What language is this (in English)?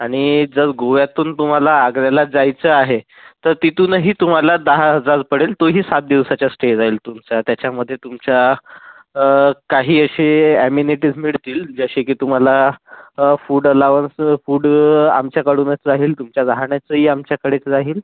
Marathi